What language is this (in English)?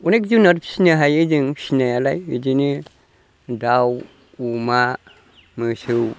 Bodo